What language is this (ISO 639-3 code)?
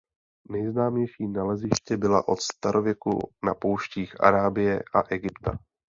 ces